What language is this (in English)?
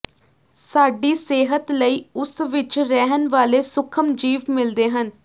Punjabi